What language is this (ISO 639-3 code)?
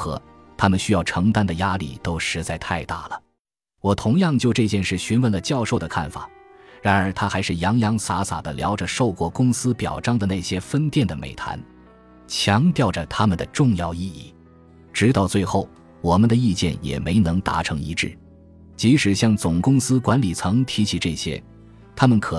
zho